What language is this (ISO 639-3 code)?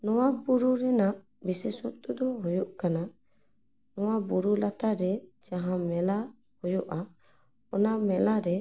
sat